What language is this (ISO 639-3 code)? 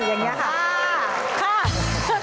tha